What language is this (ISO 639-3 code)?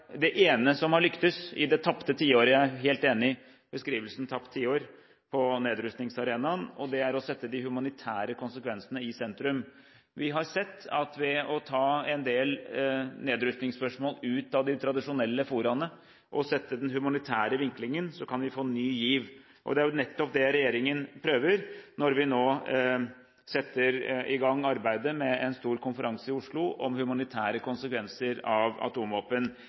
nob